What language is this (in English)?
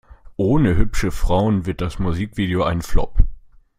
German